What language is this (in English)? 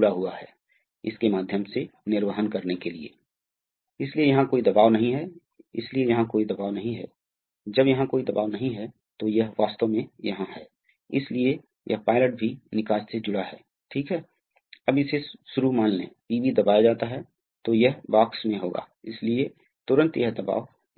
Hindi